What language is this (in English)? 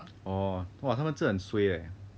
English